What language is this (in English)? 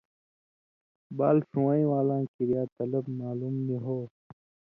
Indus Kohistani